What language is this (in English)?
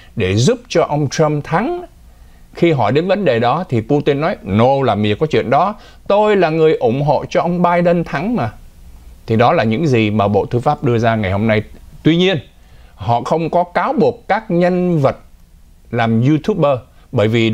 Vietnamese